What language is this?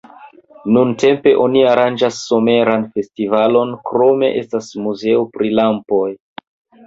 Esperanto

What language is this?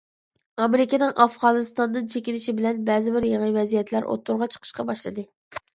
Uyghur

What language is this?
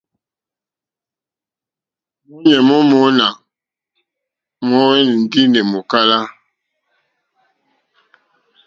Mokpwe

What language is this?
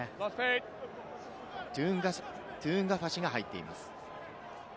Japanese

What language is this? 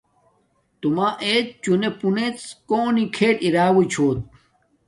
Domaaki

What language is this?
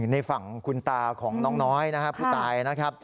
Thai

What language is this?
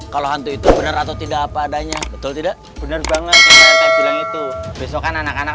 Indonesian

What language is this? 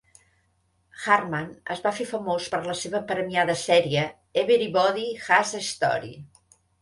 Catalan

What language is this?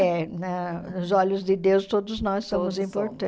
Portuguese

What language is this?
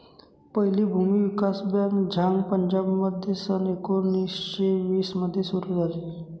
Marathi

